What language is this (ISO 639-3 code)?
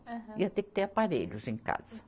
por